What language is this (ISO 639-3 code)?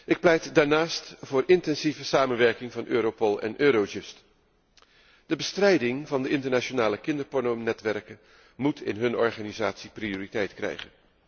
nld